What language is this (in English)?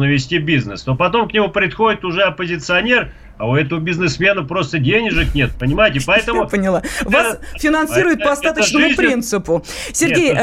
Russian